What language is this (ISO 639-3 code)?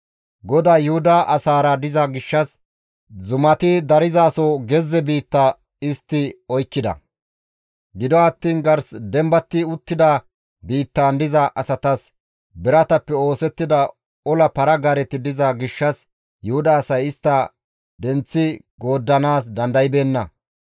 gmv